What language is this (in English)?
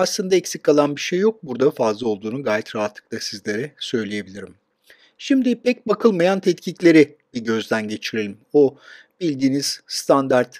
Turkish